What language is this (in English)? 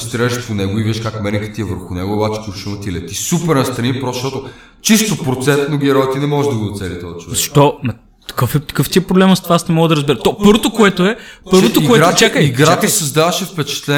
Bulgarian